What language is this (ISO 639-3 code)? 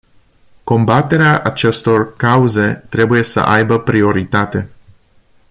ron